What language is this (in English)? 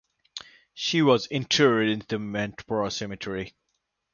English